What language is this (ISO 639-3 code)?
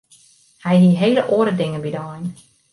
fry